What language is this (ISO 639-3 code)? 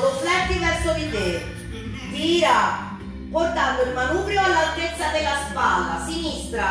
ita